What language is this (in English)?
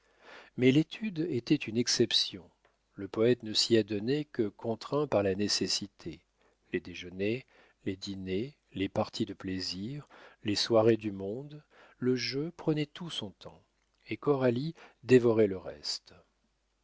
French